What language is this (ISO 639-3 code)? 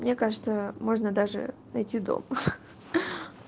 rus